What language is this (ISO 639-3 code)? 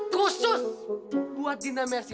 ind